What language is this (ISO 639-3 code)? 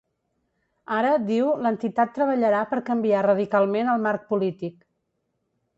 cat